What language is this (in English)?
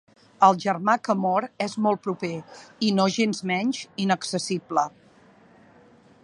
Catalan